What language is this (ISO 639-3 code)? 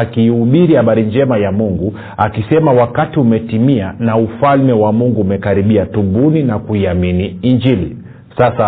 swa